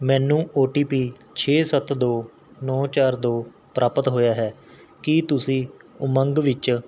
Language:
Punjabi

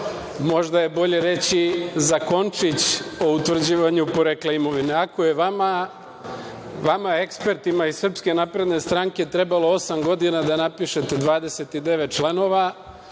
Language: Serbian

